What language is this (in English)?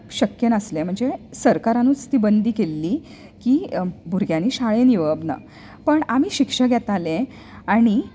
Konkani